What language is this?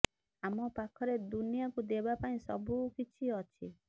Odia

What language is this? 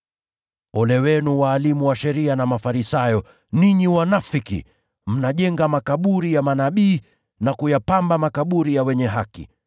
Swahili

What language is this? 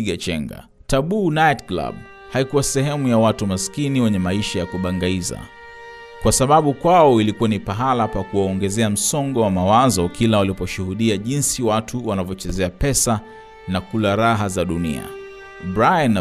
Swahili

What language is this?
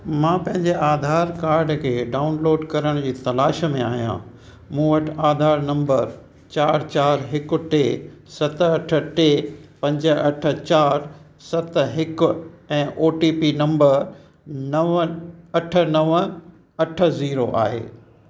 Sindhi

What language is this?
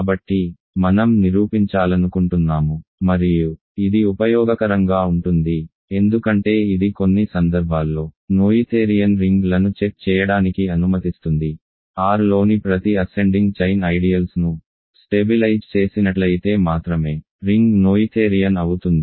Telugu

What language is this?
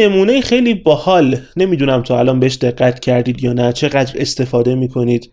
Persian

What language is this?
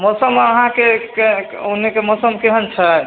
Maithili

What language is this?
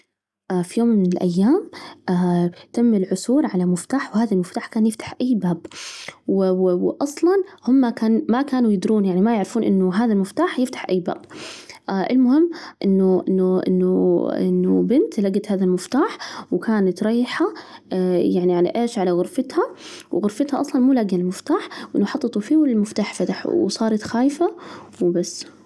Najdi Arabic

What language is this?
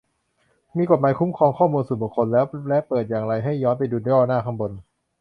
Thai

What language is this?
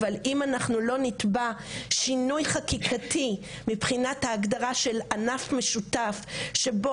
Hebrew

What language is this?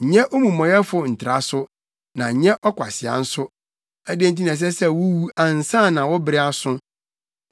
Akan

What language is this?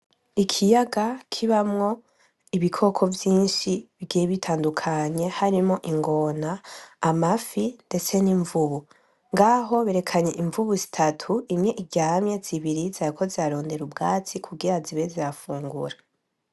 Rundi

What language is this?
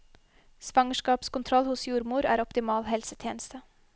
Norwegian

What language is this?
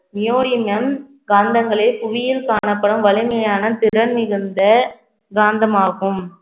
Tamil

